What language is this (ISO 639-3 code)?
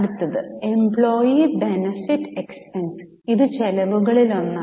mal